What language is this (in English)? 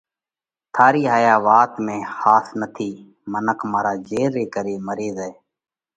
Parkari Koli